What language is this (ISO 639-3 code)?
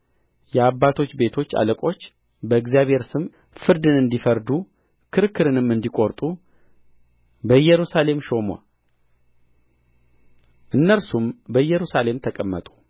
amh